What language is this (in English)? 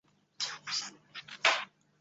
Chinese